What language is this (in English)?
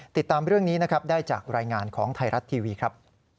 Thai